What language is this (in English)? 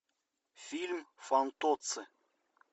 Russian